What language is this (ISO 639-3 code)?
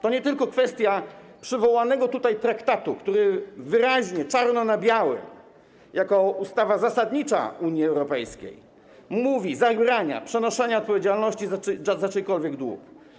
pol